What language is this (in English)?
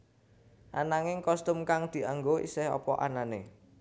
Javanese